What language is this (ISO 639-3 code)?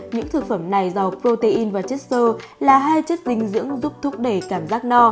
vie